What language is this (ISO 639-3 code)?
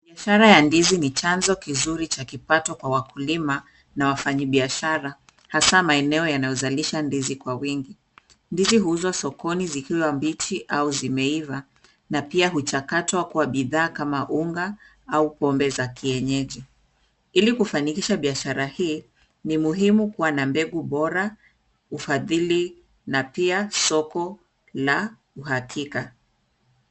swa